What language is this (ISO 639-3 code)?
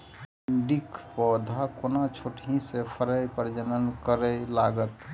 mai